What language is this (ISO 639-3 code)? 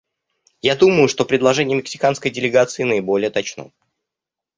rus